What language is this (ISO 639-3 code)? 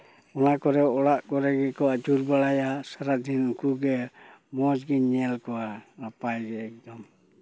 sat